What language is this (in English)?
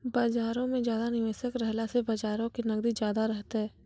Maithili